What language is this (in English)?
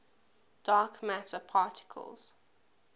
English